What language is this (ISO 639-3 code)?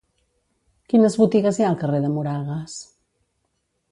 cat